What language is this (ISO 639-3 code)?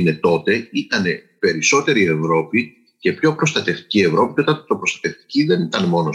ell